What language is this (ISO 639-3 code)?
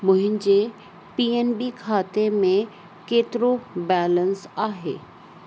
snd